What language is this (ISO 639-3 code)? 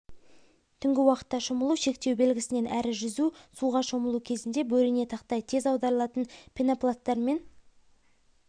kaz